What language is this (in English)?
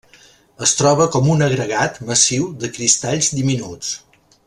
Catalan